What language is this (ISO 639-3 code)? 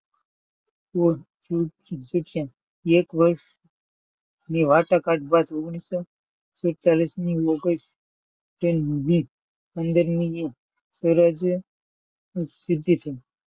guj